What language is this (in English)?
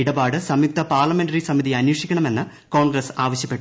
Malayalam